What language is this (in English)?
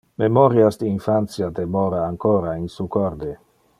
Interlingua